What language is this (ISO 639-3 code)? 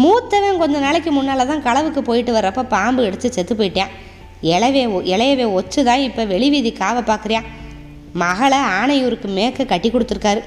tam